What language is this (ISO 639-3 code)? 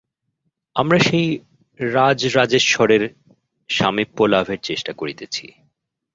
ben